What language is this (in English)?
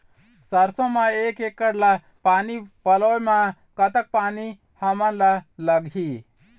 Chhattisgarhi